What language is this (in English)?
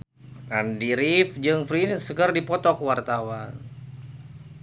Sundanese